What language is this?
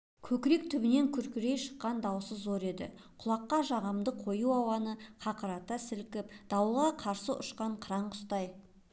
Kazakh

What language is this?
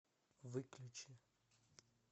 Russian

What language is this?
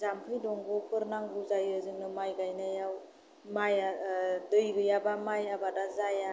Bodo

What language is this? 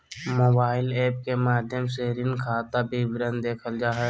Magahi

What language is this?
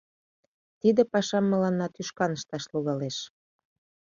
Mari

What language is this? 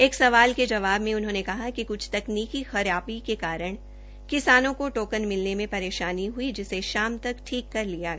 Hindi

